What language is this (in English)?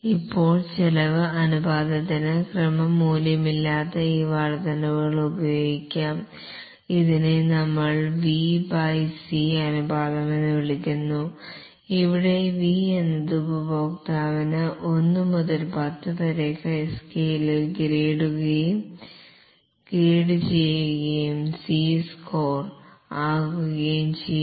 Malayalam